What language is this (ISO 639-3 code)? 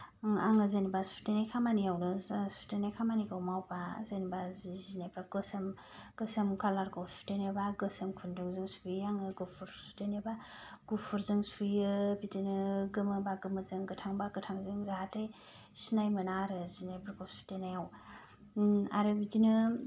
brx